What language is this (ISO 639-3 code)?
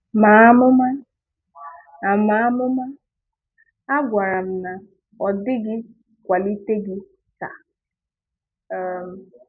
ibo